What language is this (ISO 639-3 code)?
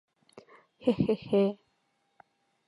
chm